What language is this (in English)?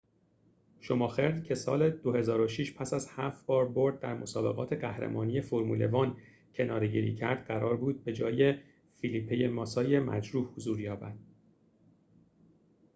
Persian